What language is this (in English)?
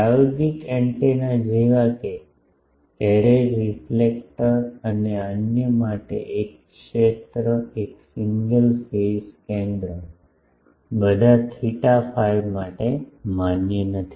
Gujarati